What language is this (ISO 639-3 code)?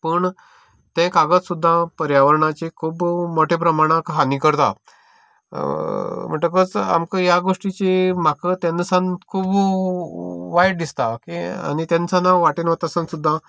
kok